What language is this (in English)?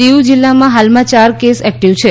Gujarati